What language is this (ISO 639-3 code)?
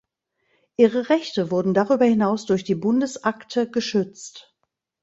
deu